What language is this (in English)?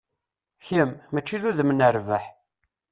Kabyle